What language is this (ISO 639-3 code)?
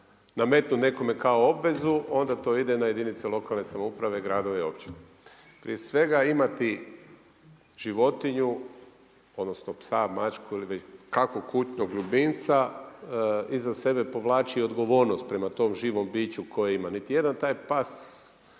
hrv